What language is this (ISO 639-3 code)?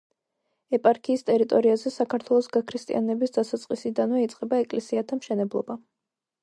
kat